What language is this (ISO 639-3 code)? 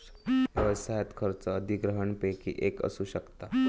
mar